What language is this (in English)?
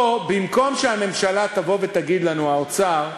Hebrew